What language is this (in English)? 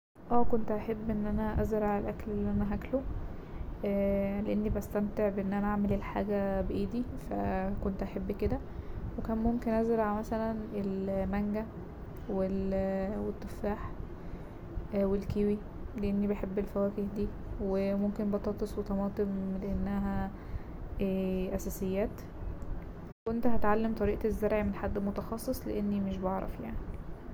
Egyptian Arabic